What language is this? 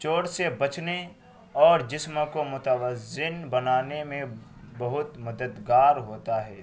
Urdu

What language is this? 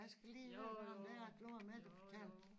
Danish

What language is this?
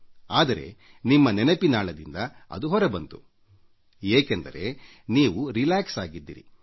Kannada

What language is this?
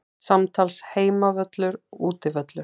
Icelandic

